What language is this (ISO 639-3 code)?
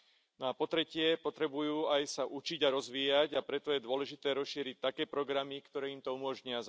slk